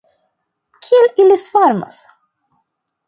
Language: Esperanto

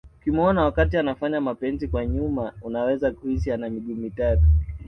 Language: Swahili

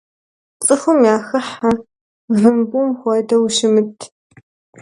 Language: Kabardian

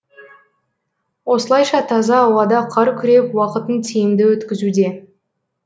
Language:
Kazakh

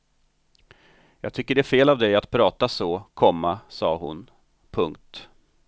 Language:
Swedish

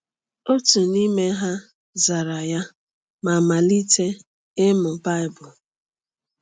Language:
Igbo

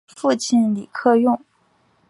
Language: Chinese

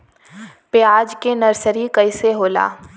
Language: Bhojpuri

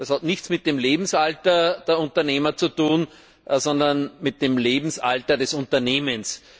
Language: German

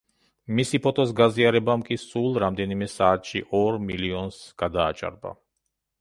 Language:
Georgian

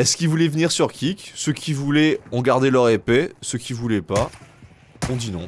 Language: French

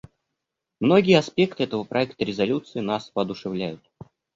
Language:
Russian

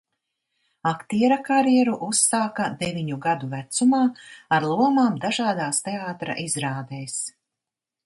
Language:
Latvian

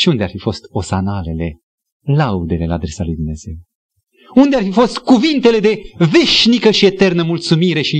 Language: Romanian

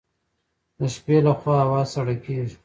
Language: Pashto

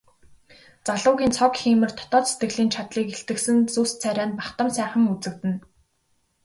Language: Mongolian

